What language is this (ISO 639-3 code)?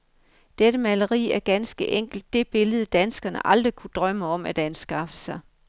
dan